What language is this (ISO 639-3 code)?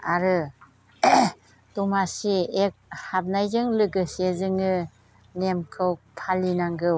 brx